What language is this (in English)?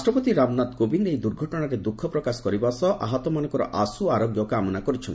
Odia